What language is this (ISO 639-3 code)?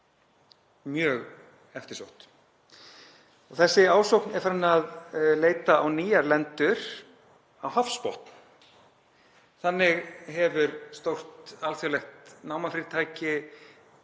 isl